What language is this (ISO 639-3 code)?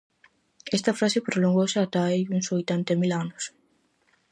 glg